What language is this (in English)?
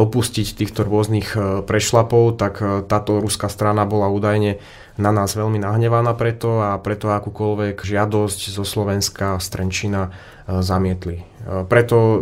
Slovak